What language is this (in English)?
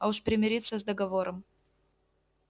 Russian